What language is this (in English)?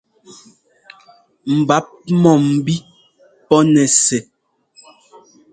Ngomba